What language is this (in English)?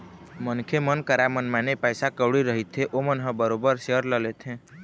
Chhattisgarhi